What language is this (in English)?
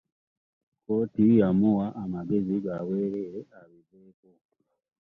Ganda